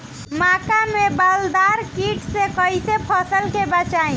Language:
Bhojpuri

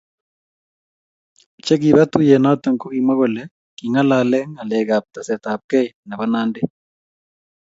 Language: Kalenjin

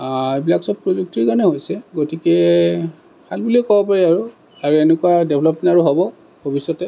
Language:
Assamese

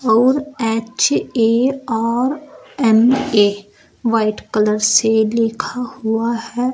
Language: Hindi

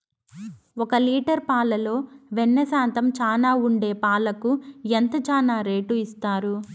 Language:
Telugu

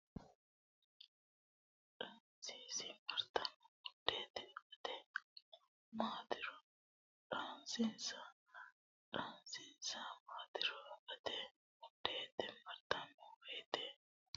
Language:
Sidamo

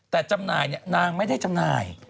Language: Thai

